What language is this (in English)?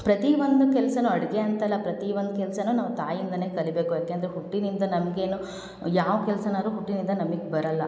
Kannada